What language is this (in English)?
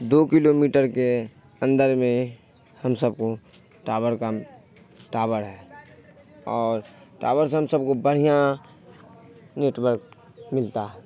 Urdu